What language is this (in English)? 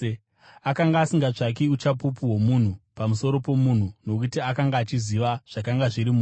Shona